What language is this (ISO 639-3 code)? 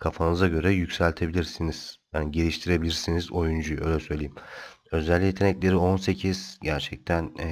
tur